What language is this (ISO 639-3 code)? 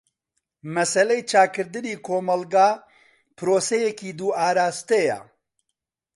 ckb